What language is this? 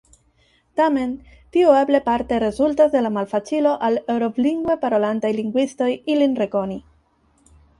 Esperanto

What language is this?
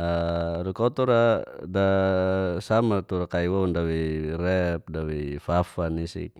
Geser-Gorom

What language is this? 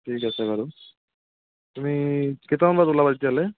Assamese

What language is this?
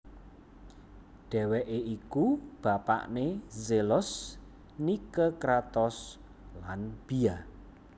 Javanese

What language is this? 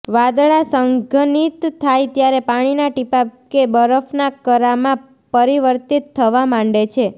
Gujarati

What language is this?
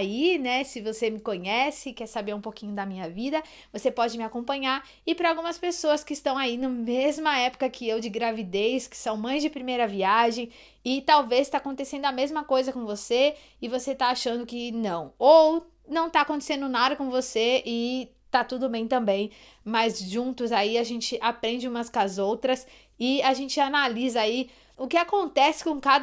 Portuguese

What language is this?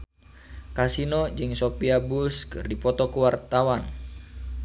Sundanese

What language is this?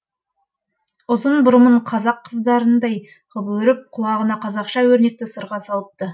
Kazakh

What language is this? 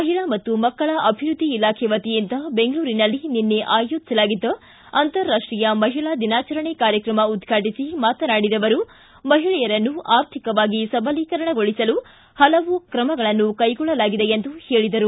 Kannada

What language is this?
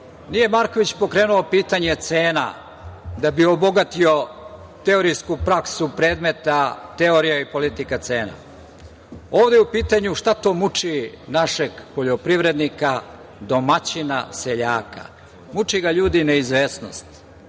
Serbian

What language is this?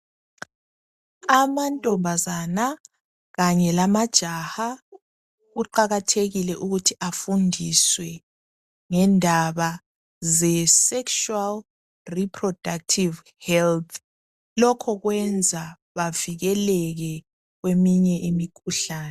North Ndebele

